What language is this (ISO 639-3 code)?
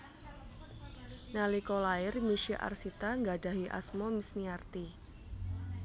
jav